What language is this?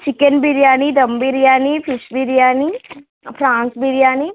Telugu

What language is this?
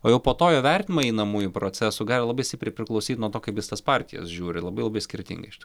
Lithuanian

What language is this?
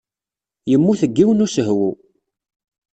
Kabyle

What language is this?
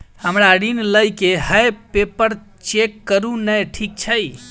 Maithili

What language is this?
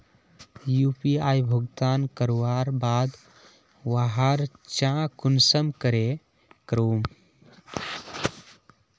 Magahi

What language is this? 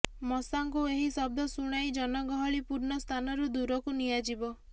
Odia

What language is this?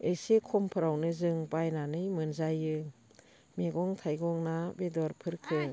Bodo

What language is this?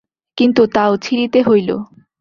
Bangla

